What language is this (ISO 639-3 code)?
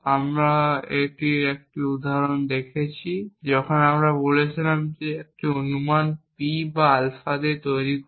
ben